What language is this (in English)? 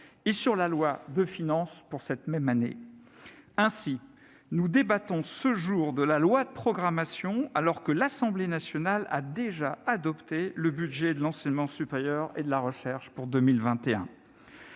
French